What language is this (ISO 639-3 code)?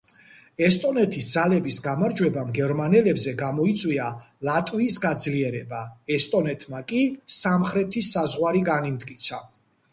kat